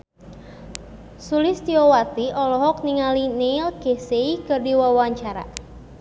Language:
Sundanese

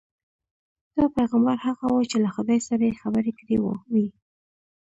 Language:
Pashto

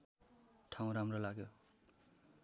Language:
Nepali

